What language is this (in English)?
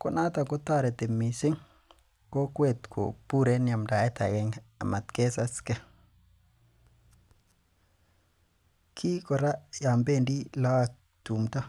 Kalenjin